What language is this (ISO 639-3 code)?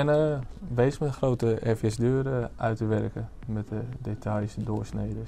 nld